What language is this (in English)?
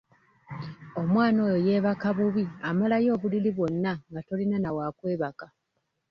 Ganda